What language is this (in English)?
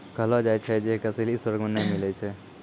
Maithili